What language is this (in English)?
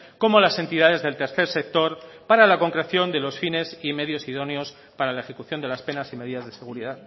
Spanish